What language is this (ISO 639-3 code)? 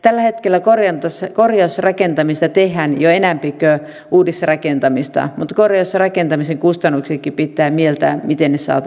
fin